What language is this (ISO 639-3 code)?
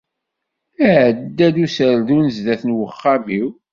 kab